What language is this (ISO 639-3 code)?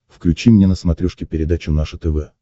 rus